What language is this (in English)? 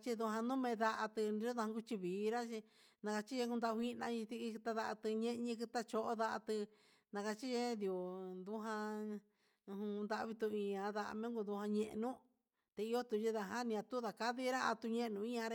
Huitepec Mixtec